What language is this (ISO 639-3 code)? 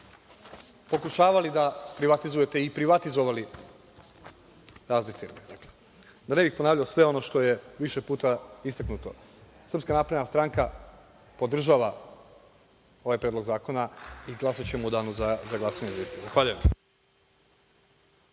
srp